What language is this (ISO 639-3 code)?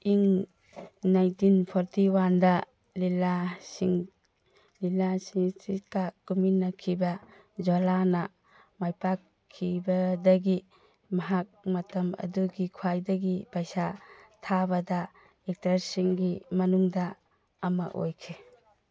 mni